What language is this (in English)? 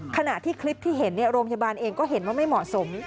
Thai